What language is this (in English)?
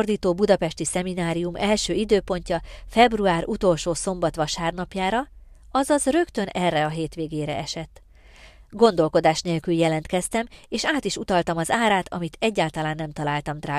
Hungarian